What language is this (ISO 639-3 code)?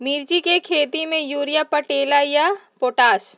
mag